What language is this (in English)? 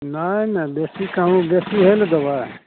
Maithili